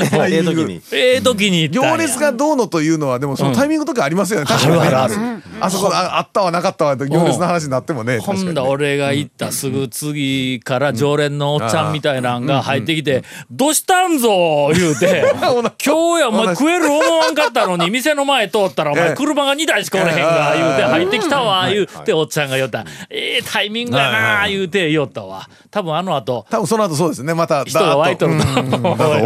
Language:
Japanese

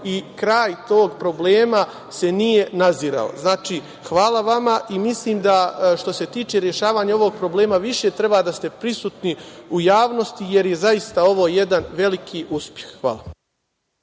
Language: Serbian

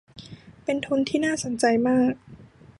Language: Thai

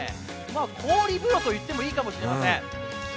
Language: Japanese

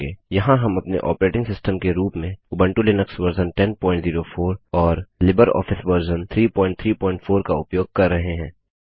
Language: Hindi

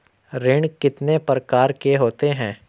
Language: Hindi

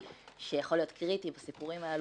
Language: Hebrew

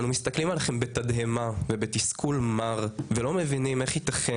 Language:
Hebrew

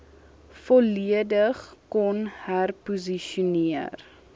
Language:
Afrikaans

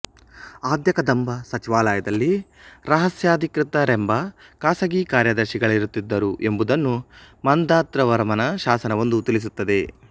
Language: Kannada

